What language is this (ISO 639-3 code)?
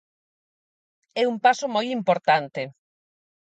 glg